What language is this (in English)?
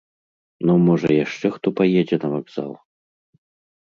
Belarusian